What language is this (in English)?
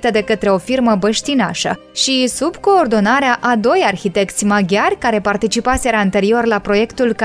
Romanian